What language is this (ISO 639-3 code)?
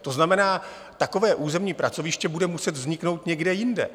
ces